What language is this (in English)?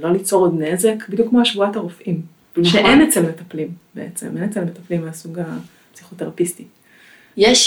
Hebrew